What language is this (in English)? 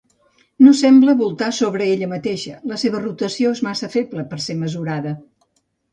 Catalan